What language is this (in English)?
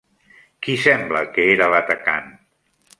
Catalan